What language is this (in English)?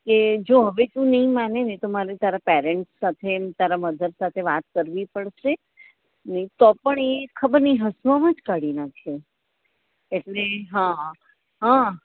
Gujarati